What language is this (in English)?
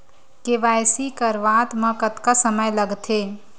Chhattisgarhi